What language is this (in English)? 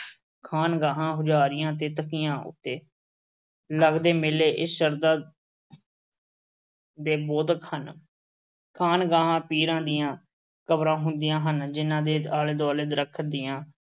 Punjabi